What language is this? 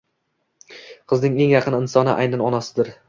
Uzbek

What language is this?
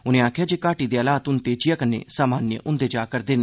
Dogri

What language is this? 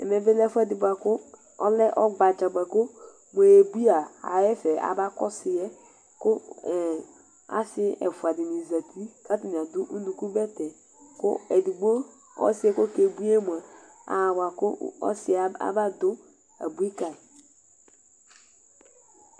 Ikposo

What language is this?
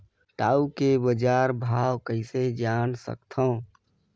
Chhattisgarhi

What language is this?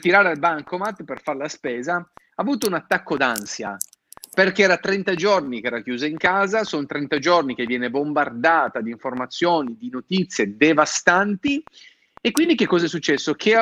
Italian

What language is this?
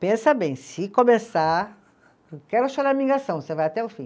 Portuguese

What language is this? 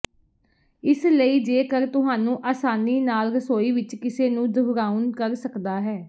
Punjabi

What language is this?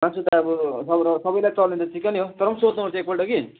Nepali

